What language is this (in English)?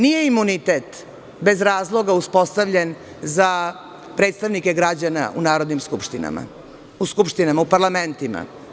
Serbian